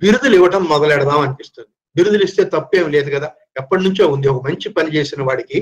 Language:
Telugu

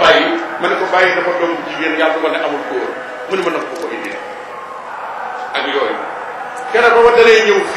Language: Arabic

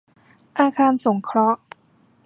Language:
Thai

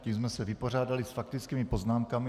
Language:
Czech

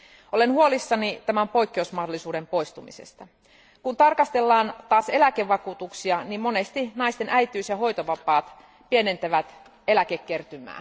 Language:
Finnish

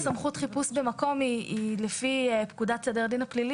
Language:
Hebrew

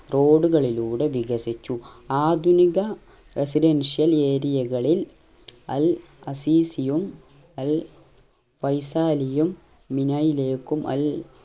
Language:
Malayalam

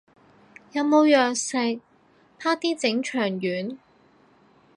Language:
Cantonese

